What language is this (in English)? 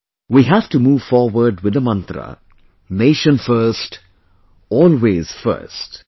English